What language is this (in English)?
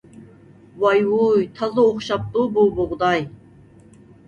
Uyghur